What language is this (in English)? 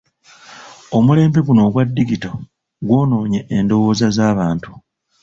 Ganda